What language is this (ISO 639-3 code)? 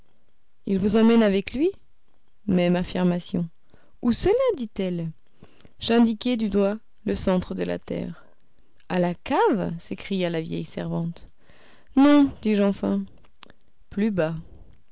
fra